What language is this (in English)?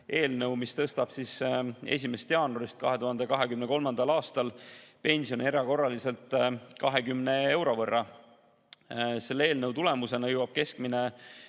Estonian